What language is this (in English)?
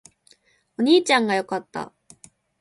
Japanese